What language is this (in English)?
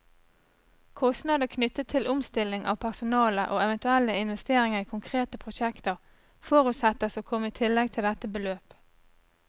Norwegian